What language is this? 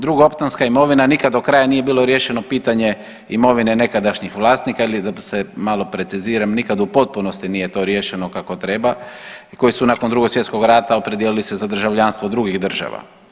Croatian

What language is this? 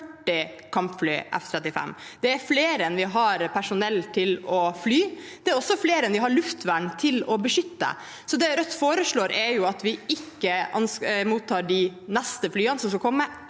Norwegian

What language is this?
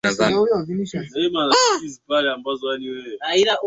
Swahili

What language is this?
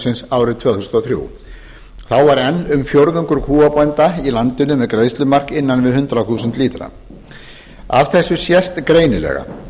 Icelandic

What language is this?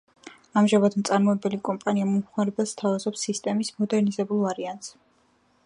Georgian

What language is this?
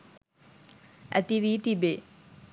Sinhala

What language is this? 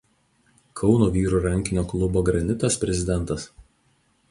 Lithuanian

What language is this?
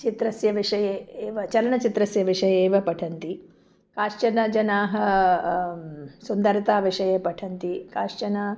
Sanskrit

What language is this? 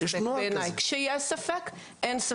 Hebrew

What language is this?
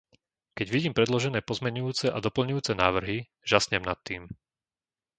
Slovak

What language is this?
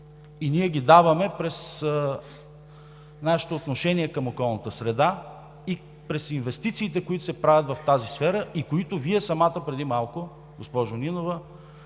Bulgarian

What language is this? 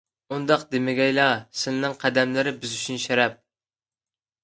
Uyghur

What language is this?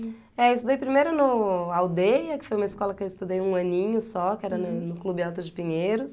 Portuguese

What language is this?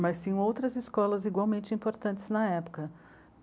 Portuguese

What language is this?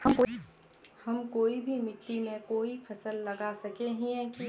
Magahi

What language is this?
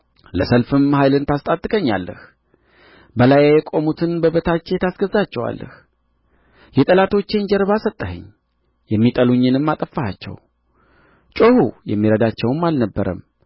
Amharic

